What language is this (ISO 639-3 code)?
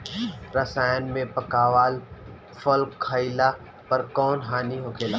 bho